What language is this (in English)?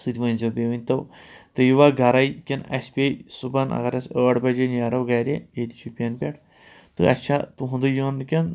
Kashmiri